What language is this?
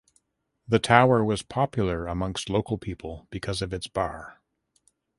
English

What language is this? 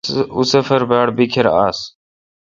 Kalkoti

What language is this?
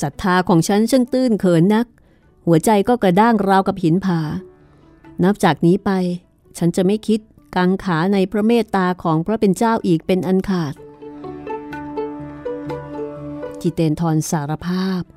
Thai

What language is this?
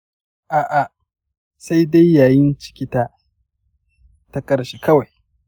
Hausa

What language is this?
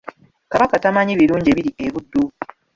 Ganda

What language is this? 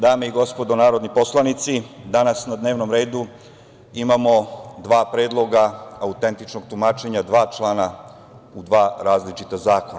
Serbian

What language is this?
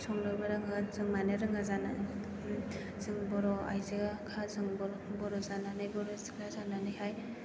Bodo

